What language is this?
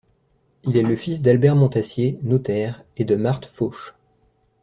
French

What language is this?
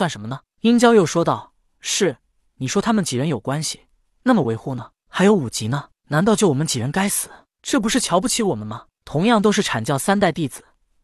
Chinese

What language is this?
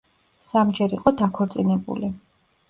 Georgian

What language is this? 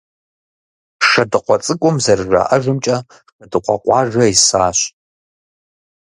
Kabardian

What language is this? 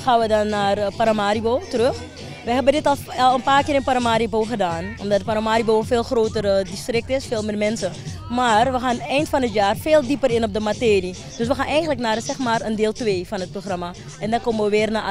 Dutch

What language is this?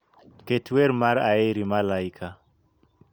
Luo (Kenya and Tanzania)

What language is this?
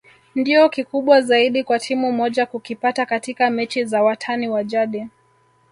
Swahili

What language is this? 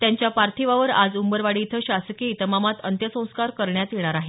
Marathi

